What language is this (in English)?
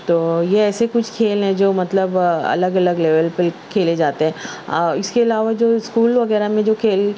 Urdu